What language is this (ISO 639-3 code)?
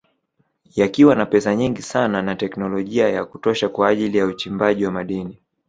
swa